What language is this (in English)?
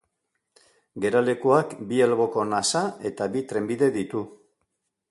Basque